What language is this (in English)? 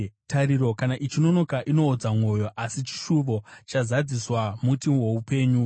Shona